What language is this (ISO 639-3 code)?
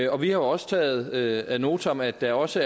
dan